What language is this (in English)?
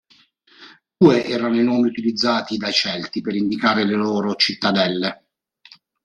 Italian